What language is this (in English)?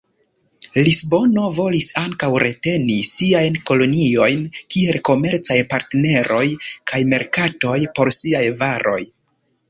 Esperanto